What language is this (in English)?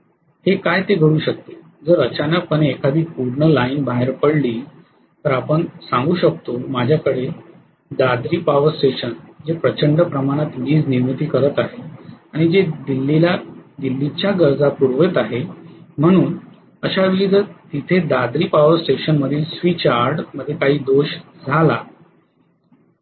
Marathi